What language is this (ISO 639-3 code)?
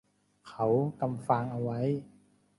tha